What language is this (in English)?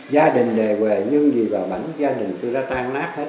Vietnamese